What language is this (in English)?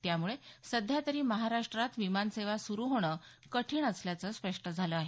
Marathi